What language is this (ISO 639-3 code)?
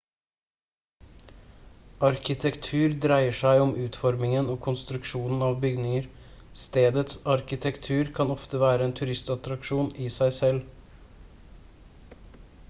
nob